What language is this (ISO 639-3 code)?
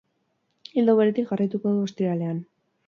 eus